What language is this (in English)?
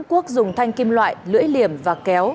Vietnamese